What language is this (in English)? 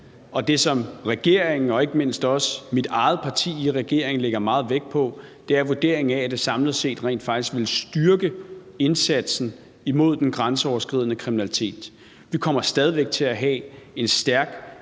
Danish